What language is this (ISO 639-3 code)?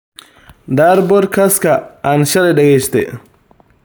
som